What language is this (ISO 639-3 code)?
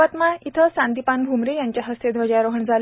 mar